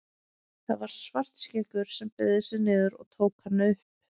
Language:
Icelandic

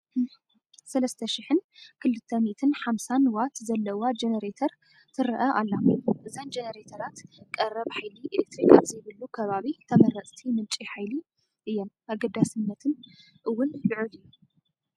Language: Tigrinya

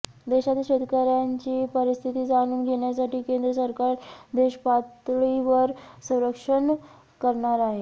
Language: Marathi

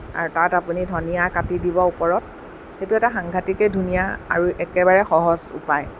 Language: Assamese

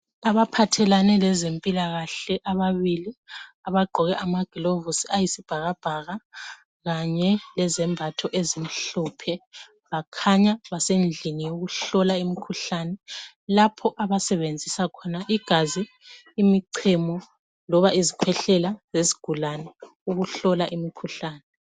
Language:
North Ndebele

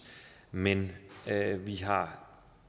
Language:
Danish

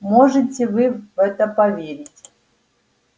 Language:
Russian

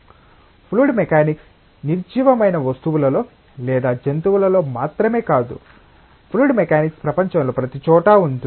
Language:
Telugu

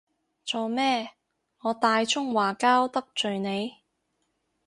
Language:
Cantonese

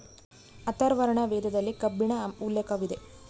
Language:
Kannada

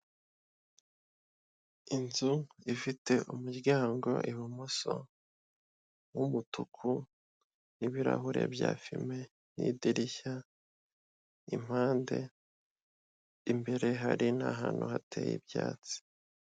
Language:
Kinyarwanda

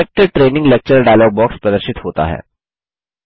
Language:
Hindi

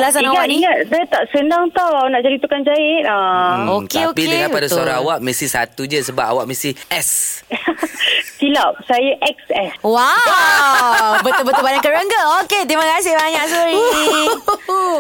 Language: Malay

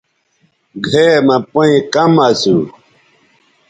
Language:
Bateri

